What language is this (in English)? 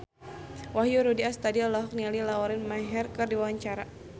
Sundanese